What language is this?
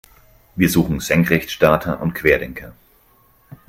German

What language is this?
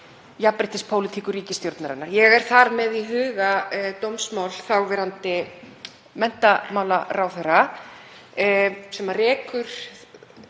Icelandic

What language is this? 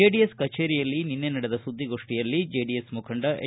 Kannada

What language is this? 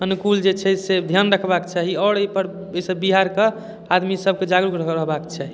Maithili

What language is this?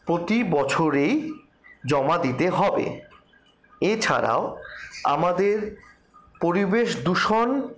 Bangla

